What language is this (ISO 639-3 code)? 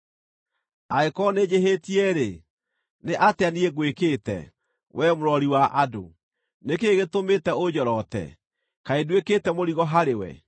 kik